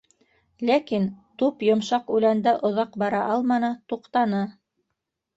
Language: Bashkir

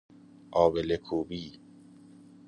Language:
Persian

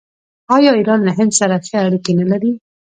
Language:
Pashto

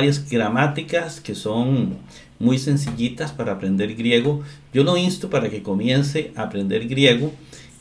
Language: Spanish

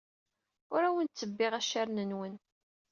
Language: Kabyle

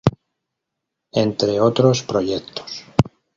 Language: Spanish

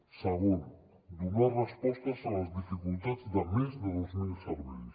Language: Catalan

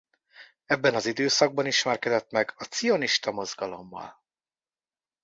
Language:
Hungarian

